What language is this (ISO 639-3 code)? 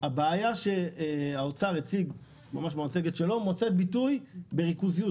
heb